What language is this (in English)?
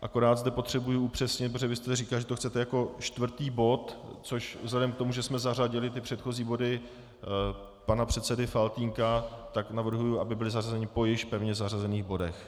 Czech